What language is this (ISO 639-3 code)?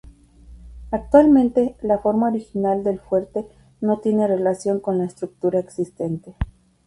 spa